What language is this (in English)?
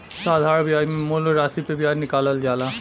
Bhojpuri